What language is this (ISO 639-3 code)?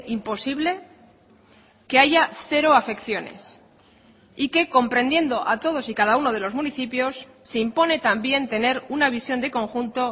spa